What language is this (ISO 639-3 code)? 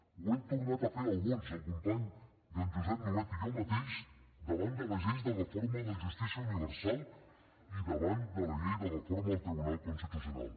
cat